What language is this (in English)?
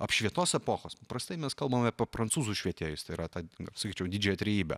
Lithuanian